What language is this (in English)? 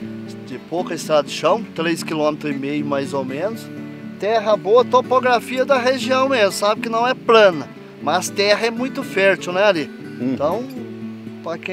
Portuguese